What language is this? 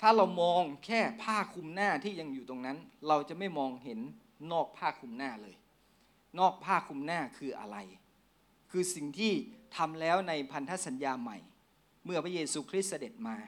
Thai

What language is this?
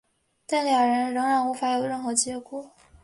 Chinese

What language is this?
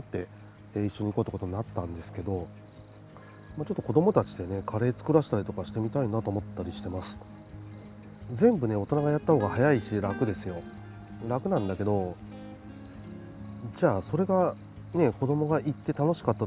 Japanese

